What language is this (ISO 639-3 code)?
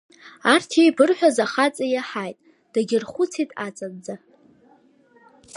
abk